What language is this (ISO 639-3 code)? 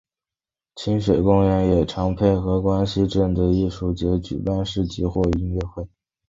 zho